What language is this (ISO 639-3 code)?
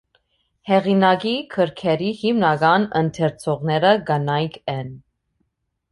hye